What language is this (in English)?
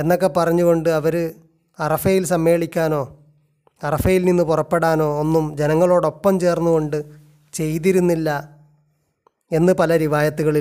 Malayalam